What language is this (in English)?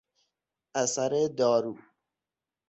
Persian